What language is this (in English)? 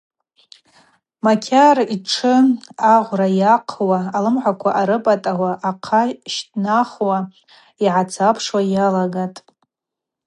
Abaza